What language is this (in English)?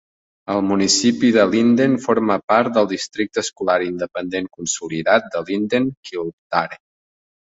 Catalan